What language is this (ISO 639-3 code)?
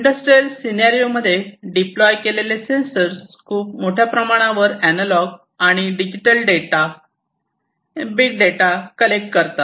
mar